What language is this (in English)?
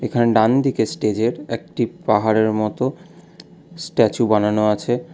Bangla